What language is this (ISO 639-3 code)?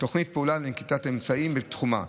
heb